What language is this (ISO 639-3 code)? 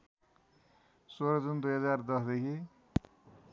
nep